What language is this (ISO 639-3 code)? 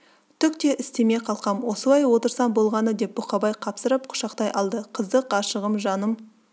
kaz